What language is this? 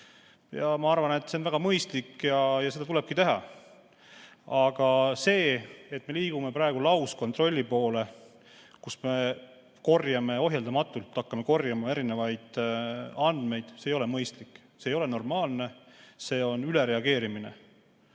Estonian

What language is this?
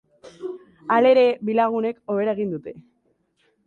Basque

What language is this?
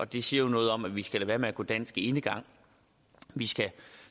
Danish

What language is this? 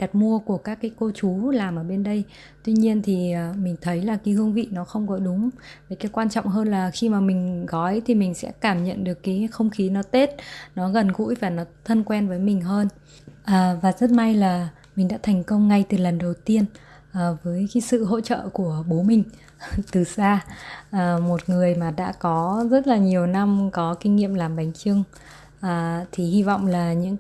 Vietnamese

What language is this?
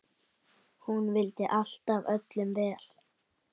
Icelandic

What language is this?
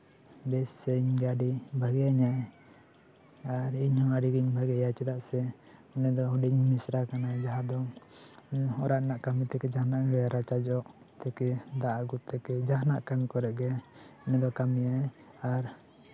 Santali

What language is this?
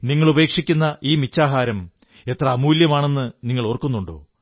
Malayalam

